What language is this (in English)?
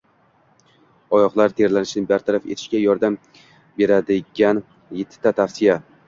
Uzbek